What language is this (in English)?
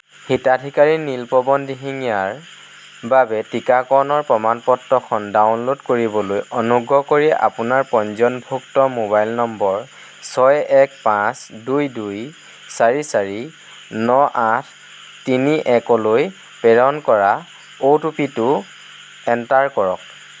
Assamese